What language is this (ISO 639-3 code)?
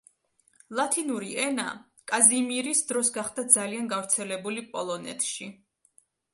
kat